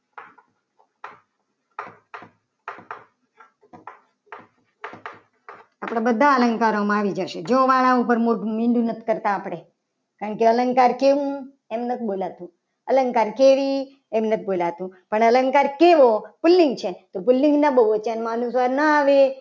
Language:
Gujarati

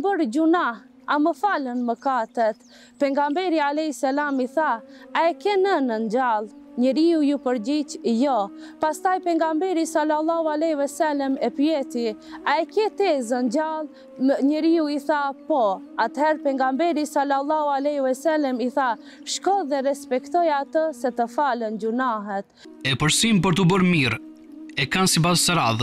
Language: Romanian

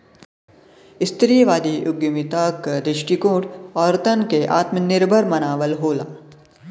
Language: Bhojpuri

